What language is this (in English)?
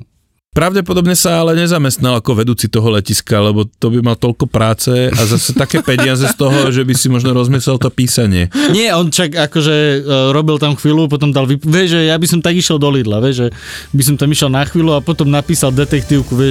Slovak